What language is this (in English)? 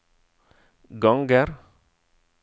Norwegian